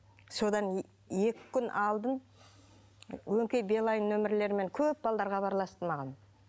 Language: Kazakh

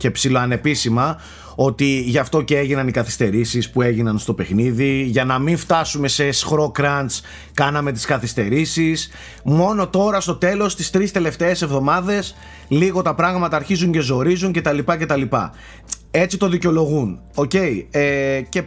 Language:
Greek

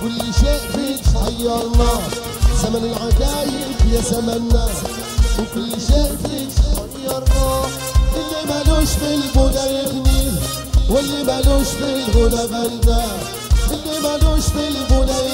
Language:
Arabic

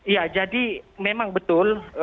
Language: Indonesian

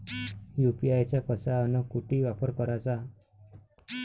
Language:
Marathi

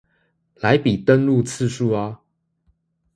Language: Chinese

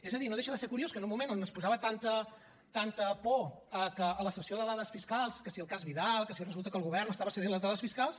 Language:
Catalan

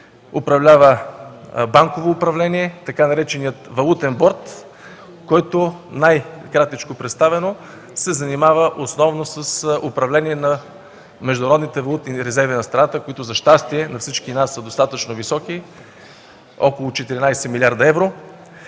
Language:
Bulgarian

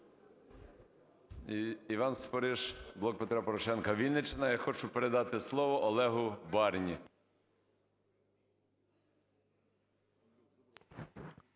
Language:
Ukrainian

